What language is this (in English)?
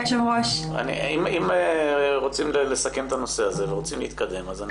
Hebrew